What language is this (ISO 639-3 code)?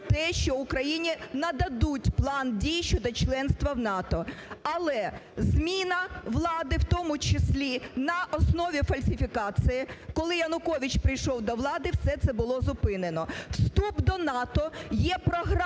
ukr